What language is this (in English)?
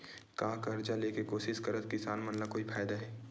Chhattisgarhi